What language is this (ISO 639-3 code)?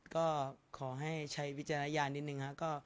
tha